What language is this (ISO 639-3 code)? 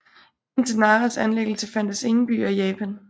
dan